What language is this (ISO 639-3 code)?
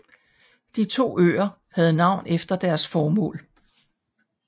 dan